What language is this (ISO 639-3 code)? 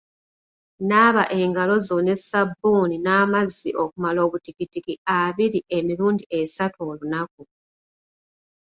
lug